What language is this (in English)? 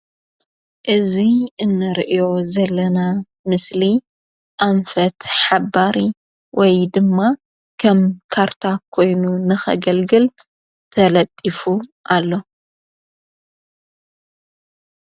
Tigrinya